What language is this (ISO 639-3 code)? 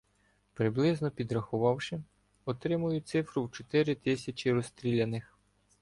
ukr